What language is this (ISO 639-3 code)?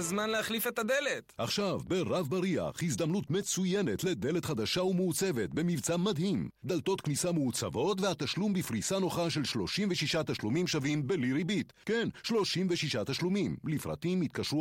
heb